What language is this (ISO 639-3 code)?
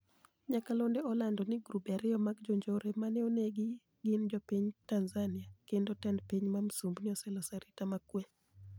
luo